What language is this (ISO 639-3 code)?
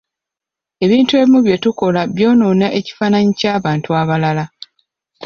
lug